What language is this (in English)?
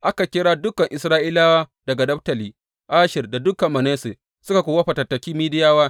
Hausa